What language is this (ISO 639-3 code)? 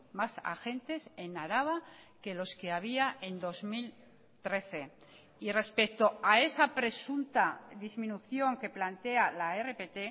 spa